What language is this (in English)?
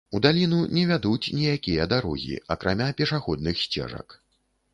Belarusian